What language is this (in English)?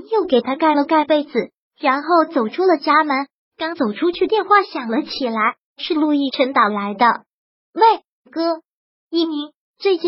Chinese